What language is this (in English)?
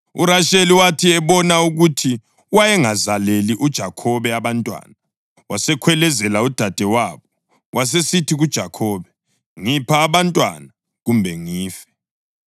North Ndebele